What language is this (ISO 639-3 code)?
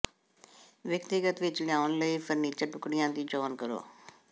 pan